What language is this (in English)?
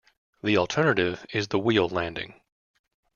English